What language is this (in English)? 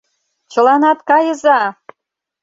Mari